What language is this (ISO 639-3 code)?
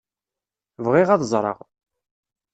kab